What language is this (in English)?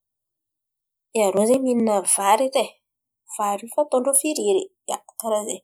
Antankarana Malagasy